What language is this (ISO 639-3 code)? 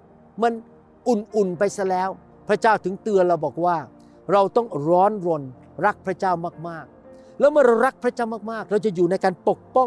tha